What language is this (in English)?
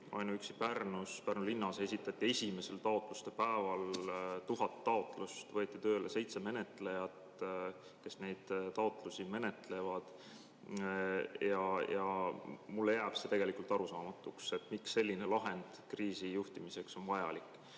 Estonian